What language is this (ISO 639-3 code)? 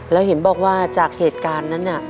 tha